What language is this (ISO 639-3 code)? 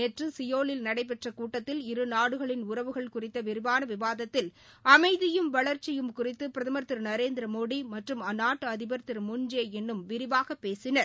tam